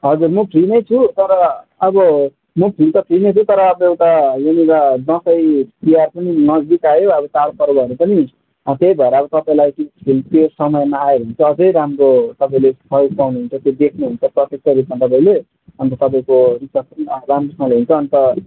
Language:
Nepali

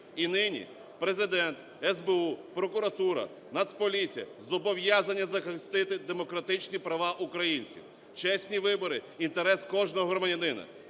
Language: Ukrainian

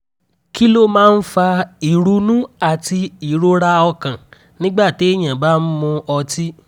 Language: Yoruba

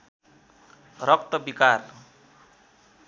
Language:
Nepali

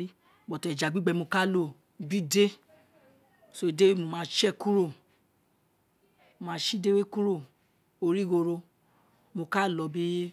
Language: Isekiri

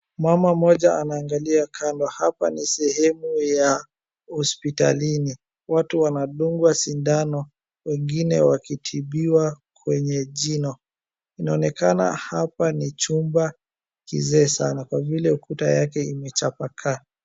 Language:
Swahili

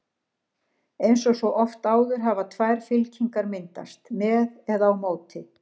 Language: Icelandic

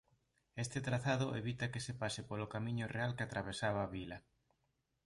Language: Galician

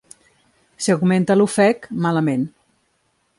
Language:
Catalan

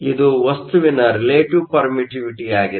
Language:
Kannada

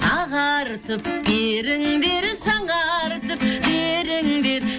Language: Kazakh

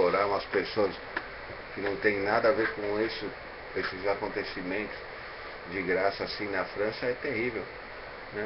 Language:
Portuguese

